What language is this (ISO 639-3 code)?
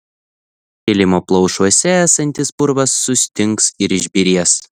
lit